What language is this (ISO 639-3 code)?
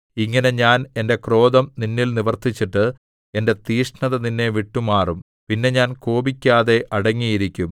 mal